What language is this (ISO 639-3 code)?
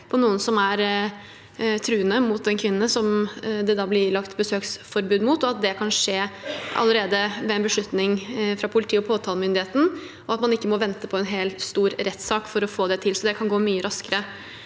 nor